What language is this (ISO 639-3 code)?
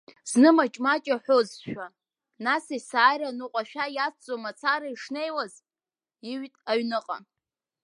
abk